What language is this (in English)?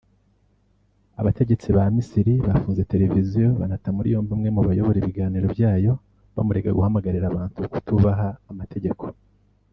Kinyarwanda